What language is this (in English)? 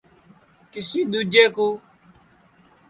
Sansi